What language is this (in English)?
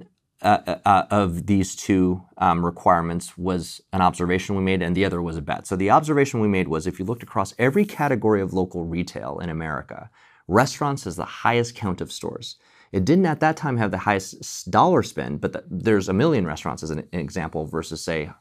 English